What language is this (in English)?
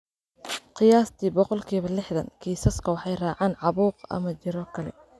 Somali